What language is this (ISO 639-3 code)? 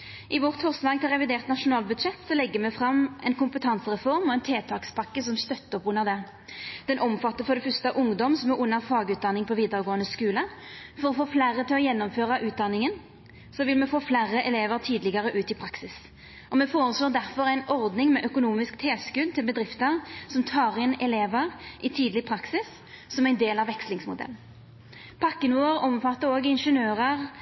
nno